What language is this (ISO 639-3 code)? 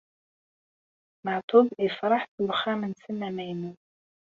kab